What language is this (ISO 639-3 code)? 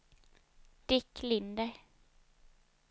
swe